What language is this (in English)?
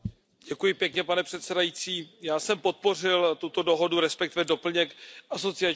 Czech